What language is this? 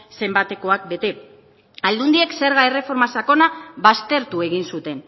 Basque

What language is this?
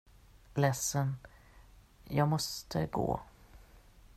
Swedish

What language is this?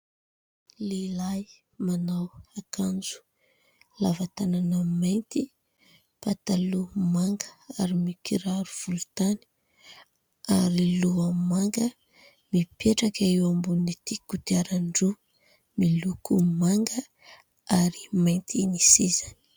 Malagasy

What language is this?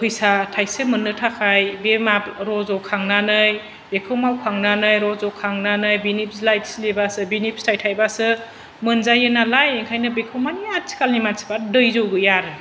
Bodo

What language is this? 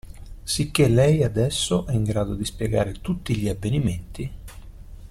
Italian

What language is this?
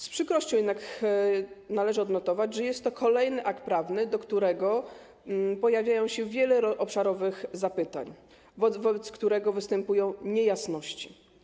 Polish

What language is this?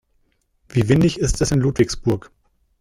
German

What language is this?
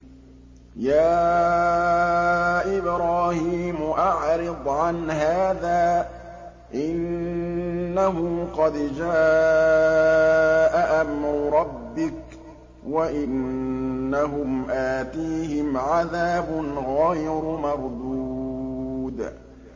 Arabic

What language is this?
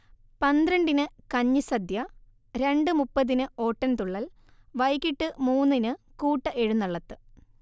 Malayalam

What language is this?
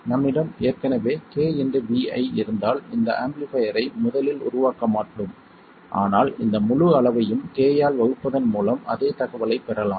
Tamil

